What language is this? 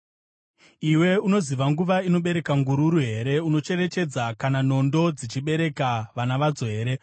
Shona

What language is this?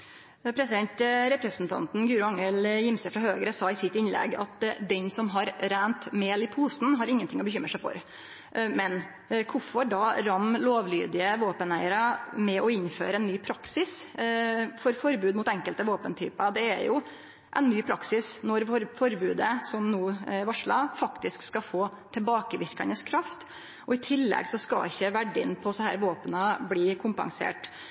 Norwegian Nynorsk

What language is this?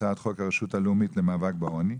Hebrew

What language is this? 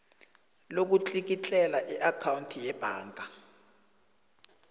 South Ndebele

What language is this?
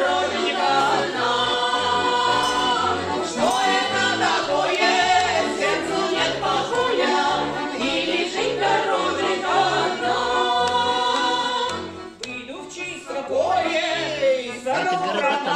Romanian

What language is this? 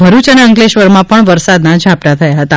Gujarati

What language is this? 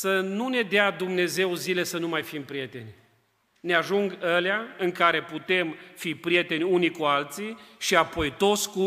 Romanian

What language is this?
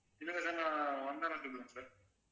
Tamil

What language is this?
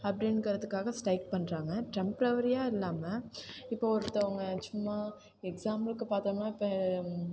Tamil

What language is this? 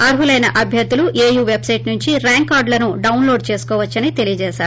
Telugu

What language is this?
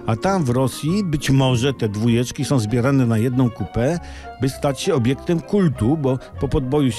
Polish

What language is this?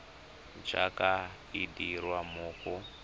Tswana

